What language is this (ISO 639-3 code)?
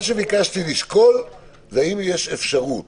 heb